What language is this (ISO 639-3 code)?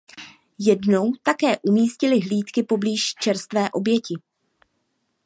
ces